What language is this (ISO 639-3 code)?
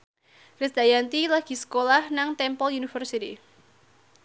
jav